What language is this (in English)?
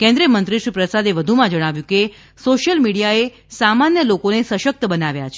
Gujarati